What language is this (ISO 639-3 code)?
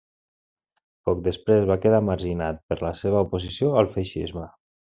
cat